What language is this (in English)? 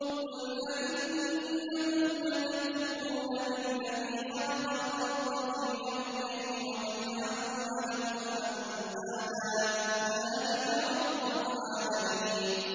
Arabic